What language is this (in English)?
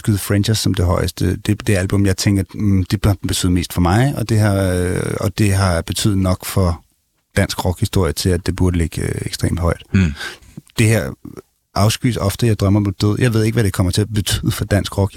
Danish